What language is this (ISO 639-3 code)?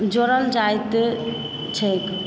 mai